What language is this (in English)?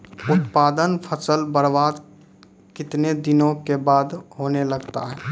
Maithili